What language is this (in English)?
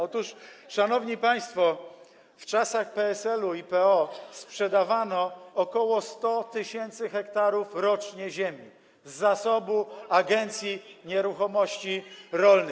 Polish